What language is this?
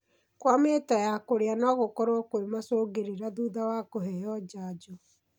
Kikuyu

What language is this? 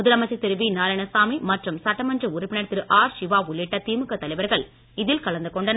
Tamil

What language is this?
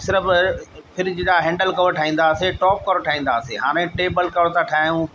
Sindhi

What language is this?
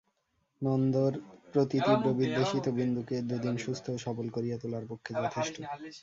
Bangla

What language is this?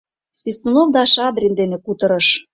Mari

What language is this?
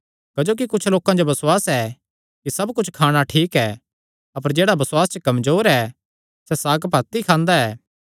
Kangri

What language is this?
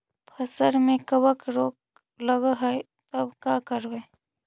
Magahi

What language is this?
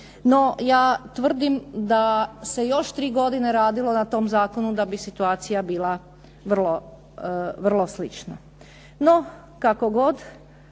Croatian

